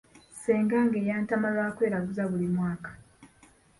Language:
Ganda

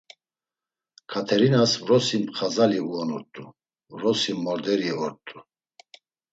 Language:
Laz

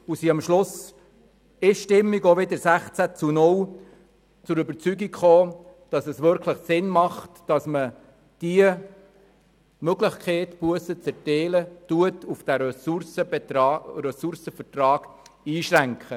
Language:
Swiss German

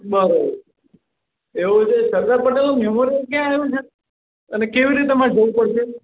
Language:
Gujarati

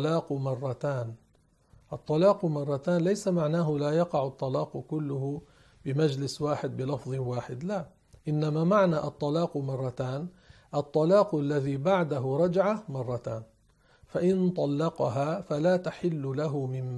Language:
Arabic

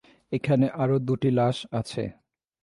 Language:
Bangla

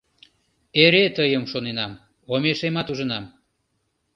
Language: Mari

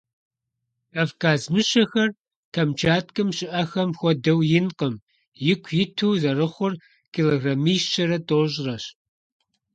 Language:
Kabardian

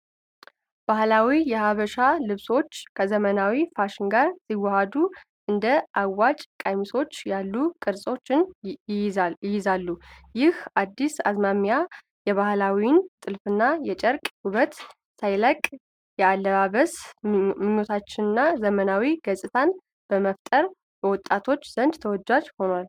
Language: Amharic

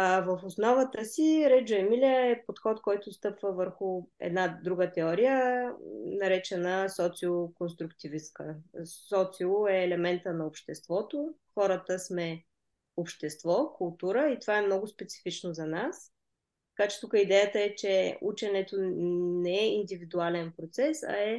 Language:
Bulgarian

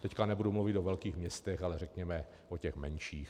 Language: Czech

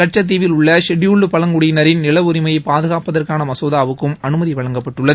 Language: Tamil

